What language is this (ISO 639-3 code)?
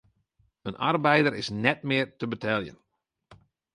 fry